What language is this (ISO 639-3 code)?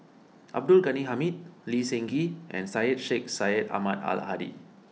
eng